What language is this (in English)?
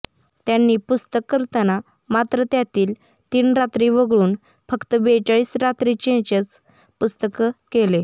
Marathi